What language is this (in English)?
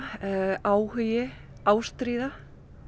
Icelandic